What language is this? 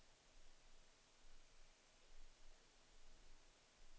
Swedish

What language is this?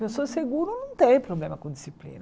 Portuguese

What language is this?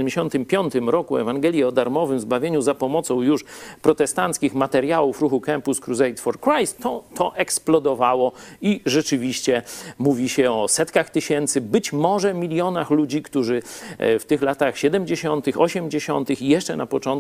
Polish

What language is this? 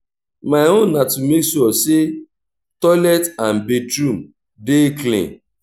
Nigerian Pidgin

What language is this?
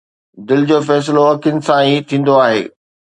Sindhi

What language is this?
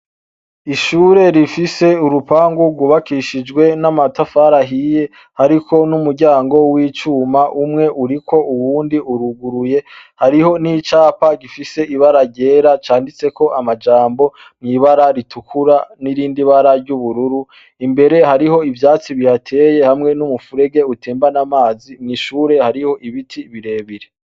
Rundi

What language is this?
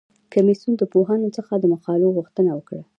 Pashto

